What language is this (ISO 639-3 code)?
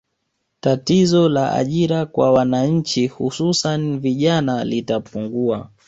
swa